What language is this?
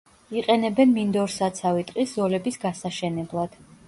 Georgian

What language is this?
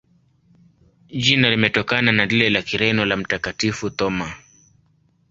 Swahili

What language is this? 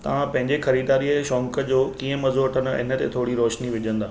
Sindhi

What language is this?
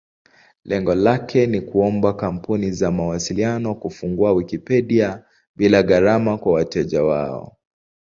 Swahili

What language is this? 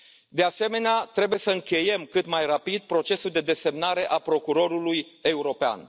Romanian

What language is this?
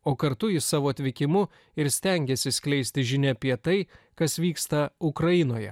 Lithuanian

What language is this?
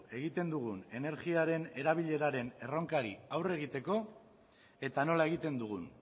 Basque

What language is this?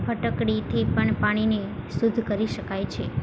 Gujarati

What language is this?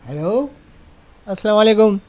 Urdu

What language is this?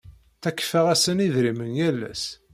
Kabyle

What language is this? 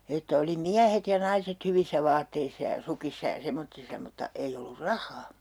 Finnish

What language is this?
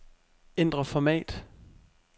Danish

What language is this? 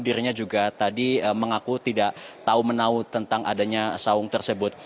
Indonesian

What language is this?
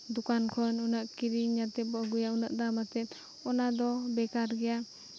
Santali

